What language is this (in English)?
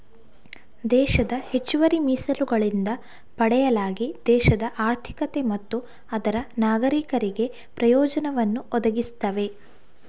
Kannada